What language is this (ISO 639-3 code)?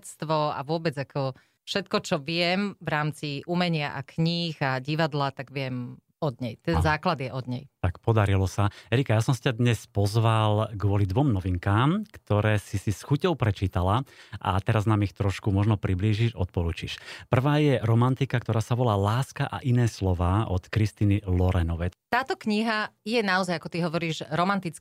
slk